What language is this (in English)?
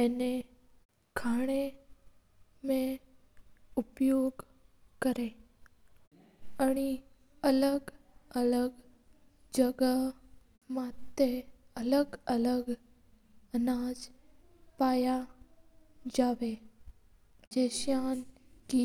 Mewari